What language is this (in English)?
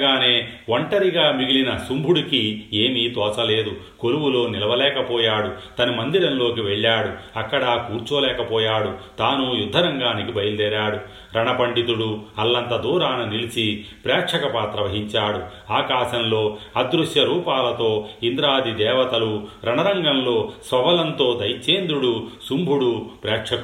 Telugu